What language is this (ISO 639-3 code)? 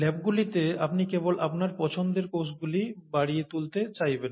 ben